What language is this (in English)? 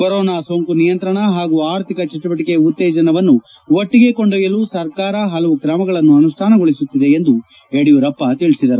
Kannada